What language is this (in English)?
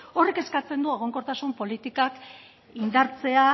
Basque